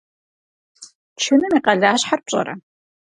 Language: Kabardian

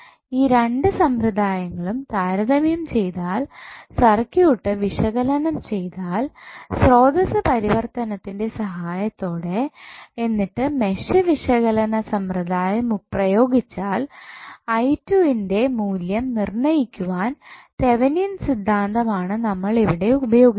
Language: Malayalam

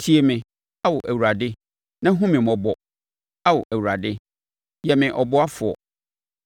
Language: Akan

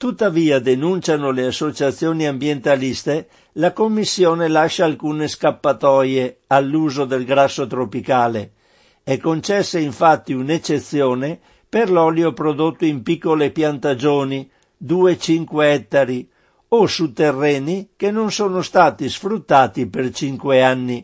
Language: Italian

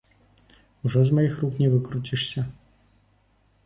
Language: Belarusian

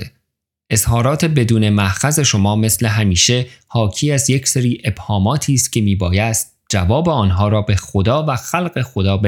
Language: Persian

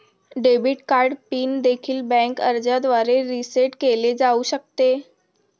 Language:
Marathi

